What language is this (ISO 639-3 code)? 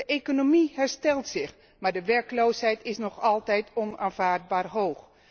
nld